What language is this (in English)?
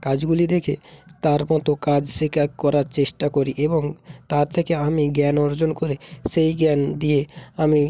Bangla